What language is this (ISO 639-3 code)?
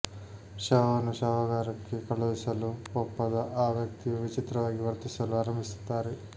kan